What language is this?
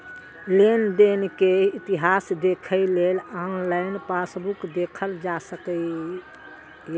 Maithili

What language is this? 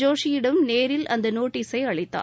Tamil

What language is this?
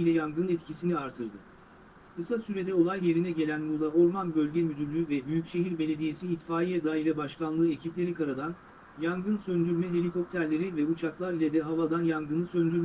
Turkish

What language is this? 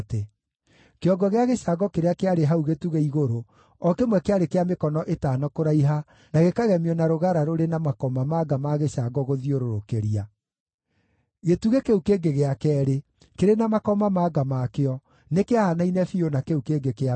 Kikuyu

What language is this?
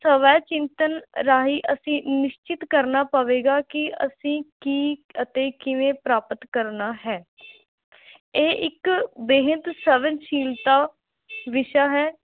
Punjabi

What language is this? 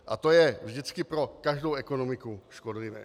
Czech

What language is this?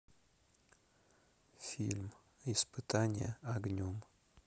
Russian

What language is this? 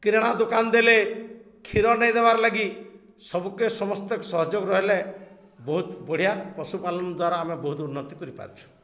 Odia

